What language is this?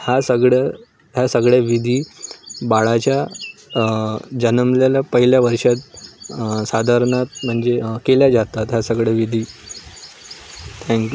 Marathi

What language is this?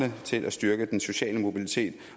Danish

